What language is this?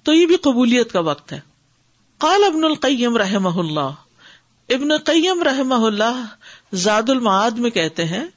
Urdu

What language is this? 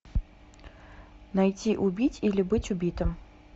Russian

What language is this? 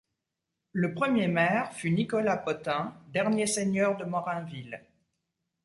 French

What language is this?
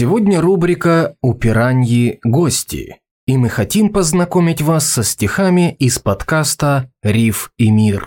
Russian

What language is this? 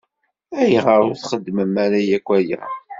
Kabyle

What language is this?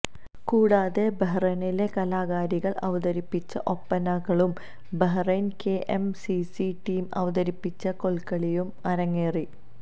Malayalam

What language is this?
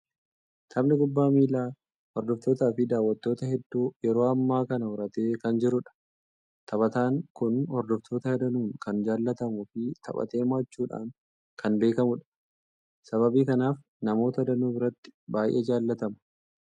Oromo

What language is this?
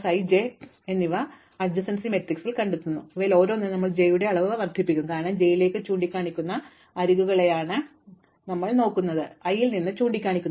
Malayalam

